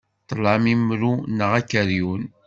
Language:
Kabyle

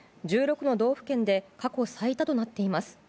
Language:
Japanese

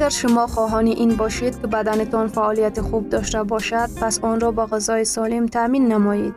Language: Persian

